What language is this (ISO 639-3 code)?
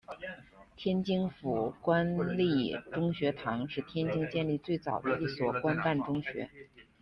zho